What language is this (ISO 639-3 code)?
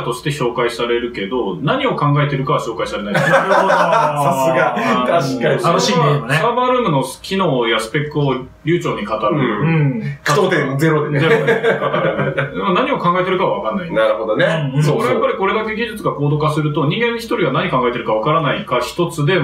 jpn